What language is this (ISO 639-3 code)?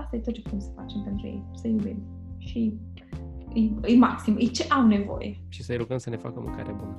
ron